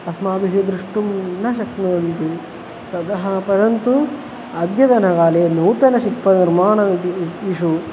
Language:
Sanskrit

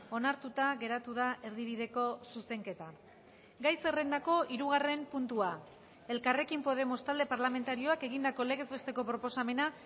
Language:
Basque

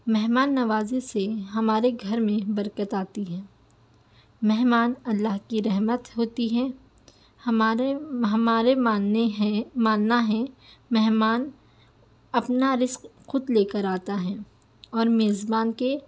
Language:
Urdu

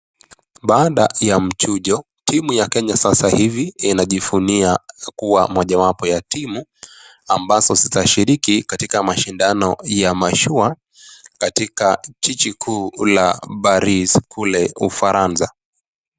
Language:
Swahili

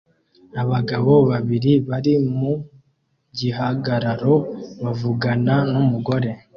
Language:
Kinyarwanda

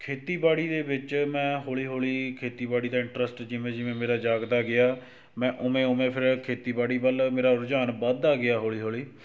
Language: Punjabi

